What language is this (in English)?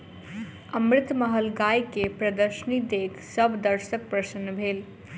Maithili